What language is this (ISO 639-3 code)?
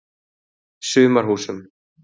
isl